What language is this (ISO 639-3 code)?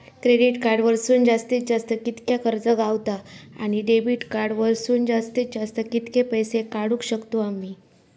mar